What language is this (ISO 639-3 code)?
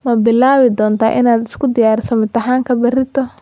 som